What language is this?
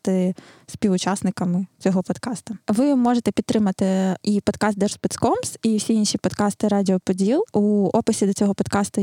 Ukrainian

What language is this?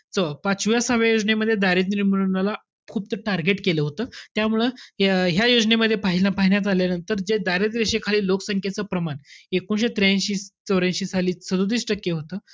Marathi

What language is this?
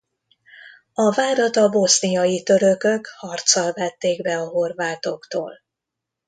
Hungarian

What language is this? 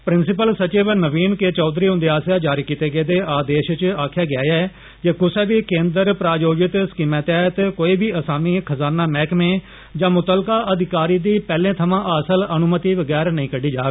Dogri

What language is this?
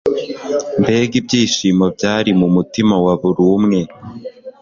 Kinyarwanda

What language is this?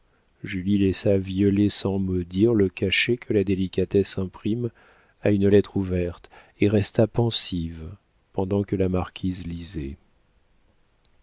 French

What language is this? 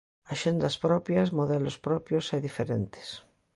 Galician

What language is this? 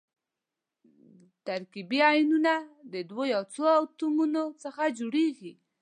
Pashto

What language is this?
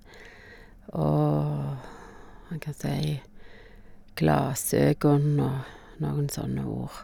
Norwegian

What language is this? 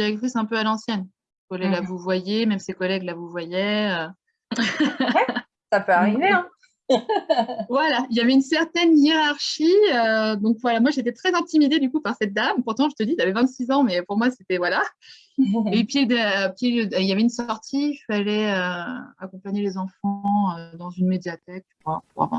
French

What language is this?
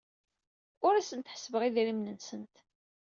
Kabyle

